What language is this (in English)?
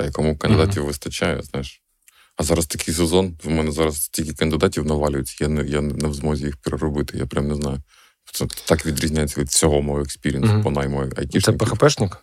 Ukrainian